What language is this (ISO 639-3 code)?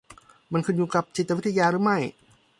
tha